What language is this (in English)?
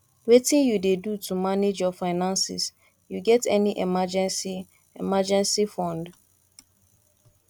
Nigerian Pidgin